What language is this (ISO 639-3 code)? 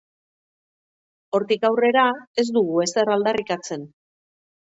eus